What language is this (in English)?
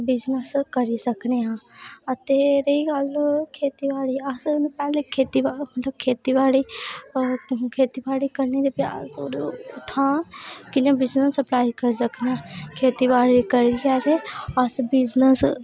Dogri